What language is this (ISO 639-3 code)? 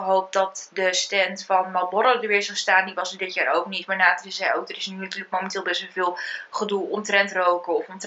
nld